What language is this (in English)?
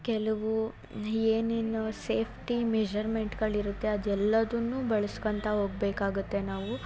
Kannada